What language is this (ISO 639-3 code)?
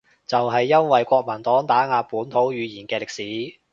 yue